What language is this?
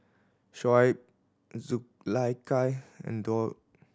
English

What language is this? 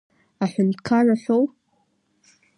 Abkhazian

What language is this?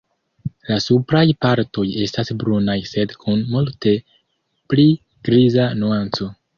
Esperanto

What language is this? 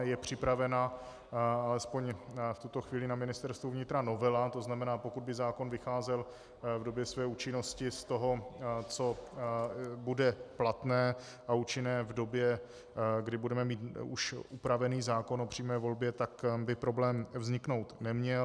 Czech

